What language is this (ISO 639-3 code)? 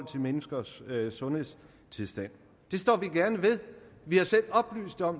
dan